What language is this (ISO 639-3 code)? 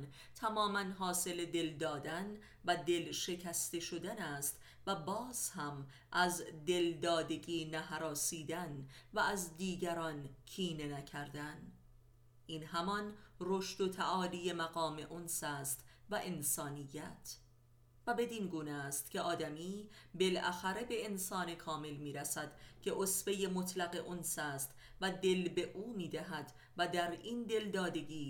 fas